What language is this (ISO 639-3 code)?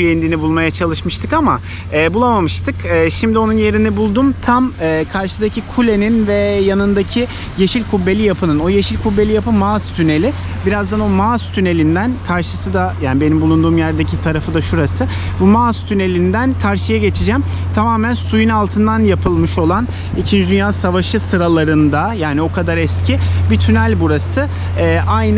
tur